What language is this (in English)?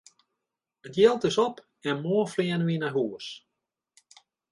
Western Frisian